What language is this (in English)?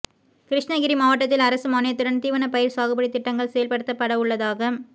Tamil